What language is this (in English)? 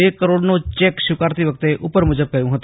Gujarati